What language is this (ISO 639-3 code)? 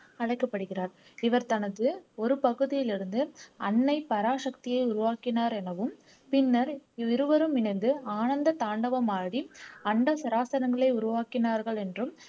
tam